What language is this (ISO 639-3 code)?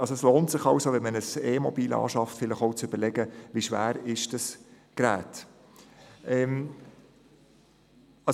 gsw